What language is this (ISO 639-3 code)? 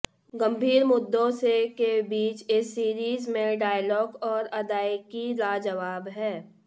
hin